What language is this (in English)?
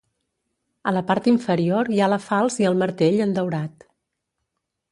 Catalan